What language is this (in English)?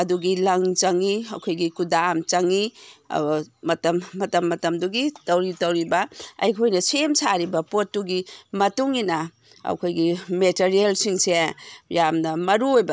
Manipuri